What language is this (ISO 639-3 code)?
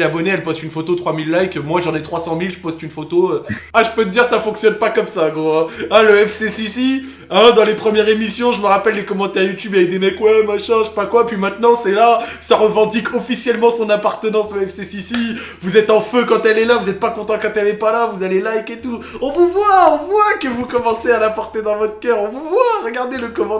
fra